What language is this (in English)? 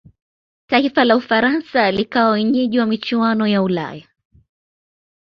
Swahili